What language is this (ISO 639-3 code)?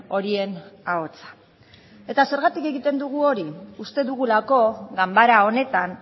eus